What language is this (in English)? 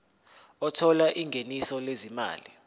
Zulu